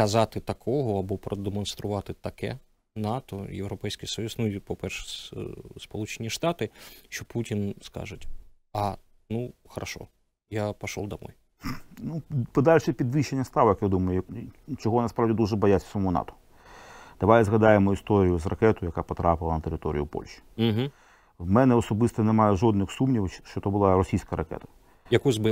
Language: Ukrainian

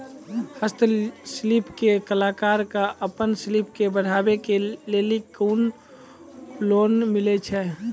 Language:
Maithili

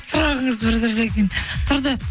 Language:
Kazakh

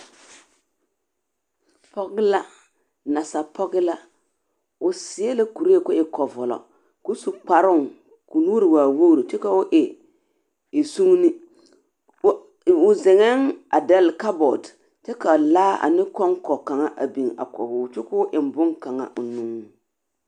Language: Southern Dagaare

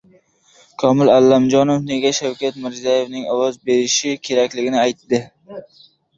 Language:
Uzbek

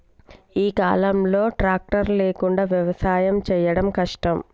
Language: Telugu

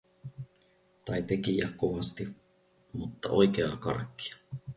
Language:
Finnish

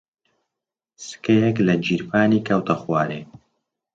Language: Central Kurdish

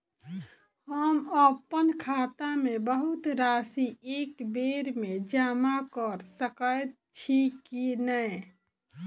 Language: Maithili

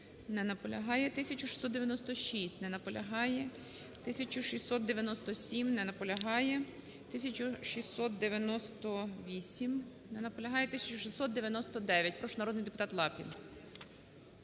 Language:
Ukrainian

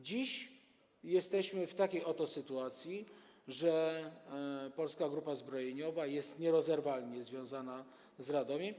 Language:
Polish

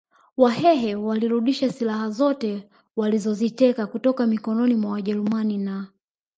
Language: Swahili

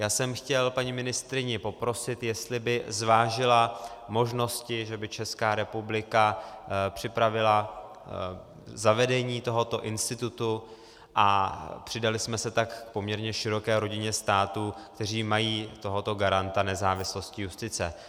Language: Czech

